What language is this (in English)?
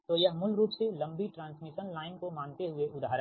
Hindi